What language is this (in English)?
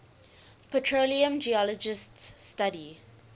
English